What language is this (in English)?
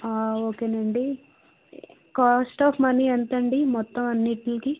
Telugu